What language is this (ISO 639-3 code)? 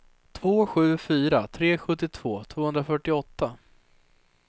swe